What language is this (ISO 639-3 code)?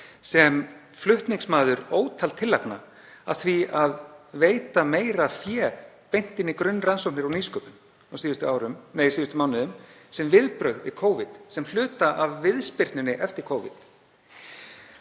isl